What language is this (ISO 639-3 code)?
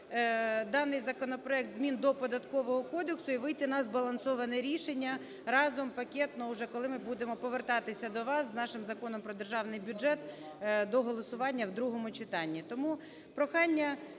ukr